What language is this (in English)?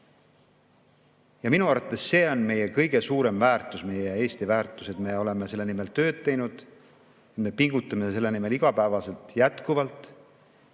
Estonian